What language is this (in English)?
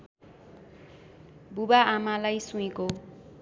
Nepali